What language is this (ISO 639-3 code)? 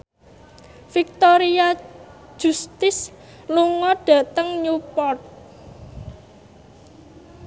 jav